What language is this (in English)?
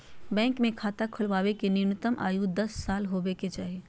Magahi